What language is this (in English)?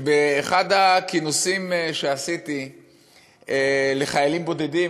Hebrew